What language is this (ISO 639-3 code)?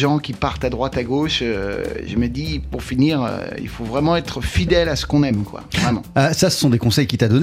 fra